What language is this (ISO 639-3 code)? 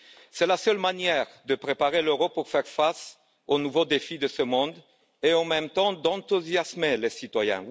fra